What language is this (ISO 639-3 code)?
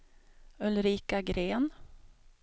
swe